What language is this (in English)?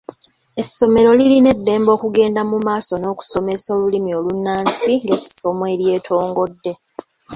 Ganda